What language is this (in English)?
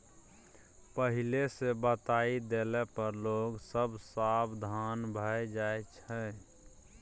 Maithili